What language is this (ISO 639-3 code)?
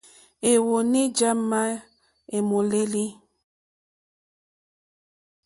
bri